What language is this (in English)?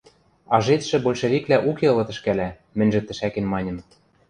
Western Mari